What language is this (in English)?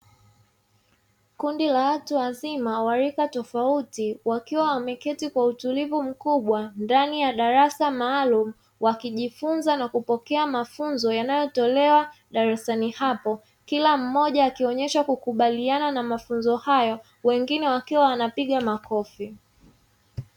Swahili